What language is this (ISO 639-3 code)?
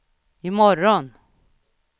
swe